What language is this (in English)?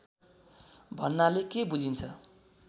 Nepali